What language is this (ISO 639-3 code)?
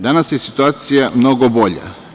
srp